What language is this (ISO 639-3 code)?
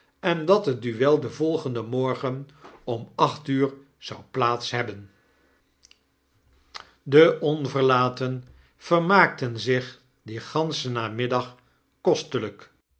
nld